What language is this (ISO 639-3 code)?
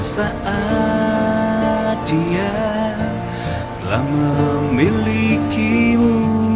ind